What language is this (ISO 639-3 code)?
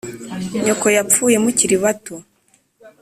kin